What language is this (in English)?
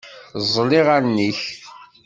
Kabyle